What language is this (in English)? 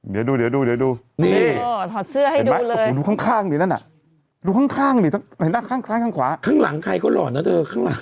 Thai